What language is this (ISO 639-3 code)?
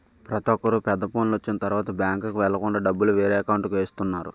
tel